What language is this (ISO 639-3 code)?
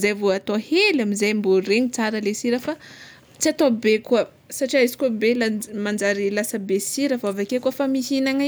xmw